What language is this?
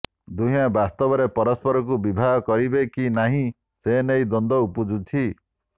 Odia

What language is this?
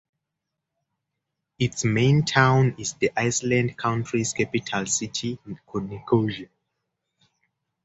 English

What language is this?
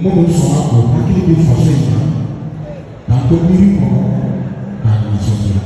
Spanish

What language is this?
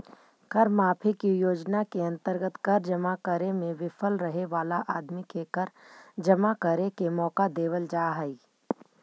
Magahi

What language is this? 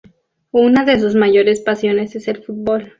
Spanish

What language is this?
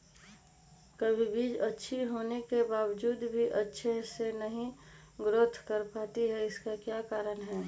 Magahi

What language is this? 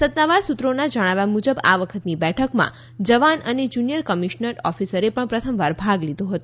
Gujarati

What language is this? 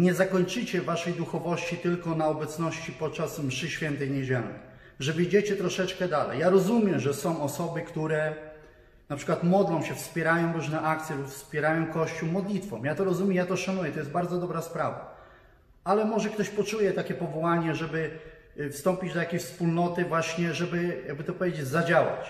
Polish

